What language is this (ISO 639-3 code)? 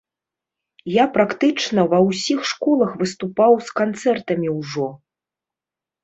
bel